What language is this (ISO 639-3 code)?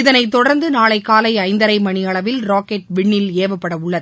tam